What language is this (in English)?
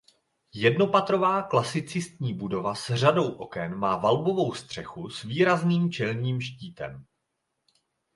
Czech